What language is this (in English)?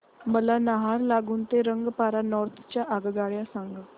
Marathi